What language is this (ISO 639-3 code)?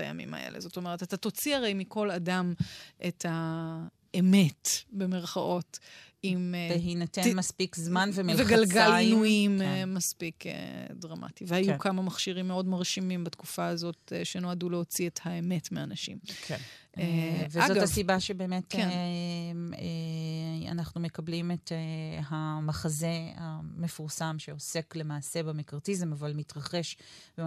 heb